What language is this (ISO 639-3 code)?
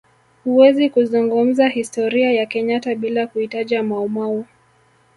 swa